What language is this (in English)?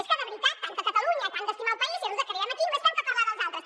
Catalan